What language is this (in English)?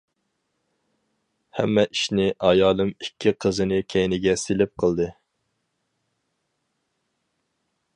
Uyghur